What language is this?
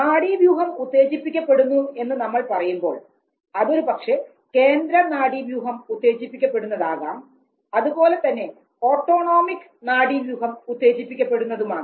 Malayalam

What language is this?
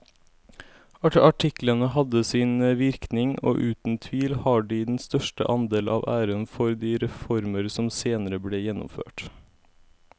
Norwegian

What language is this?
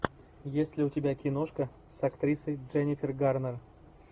Russian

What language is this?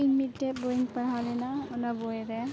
Santali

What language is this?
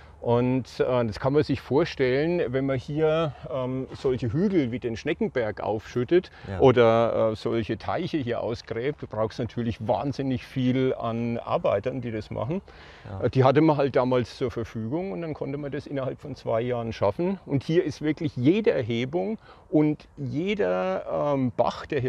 German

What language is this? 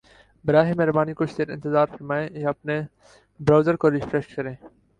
Urdu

